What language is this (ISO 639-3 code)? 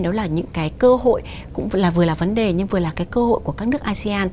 vie